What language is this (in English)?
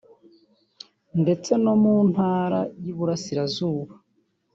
Kinyarwanda